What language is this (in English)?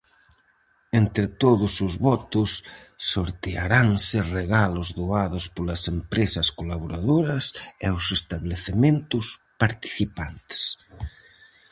Galician